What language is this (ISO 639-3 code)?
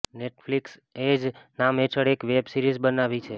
guj